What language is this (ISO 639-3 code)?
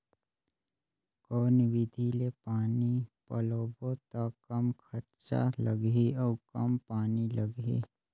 hne